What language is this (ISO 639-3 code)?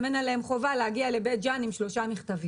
heb